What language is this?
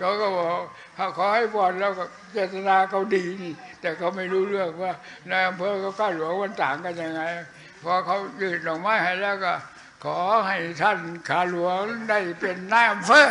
Thai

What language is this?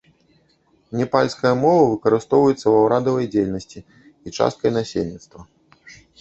Belarusian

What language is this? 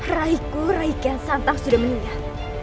Indonesian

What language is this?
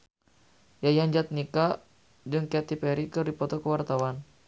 Sundanese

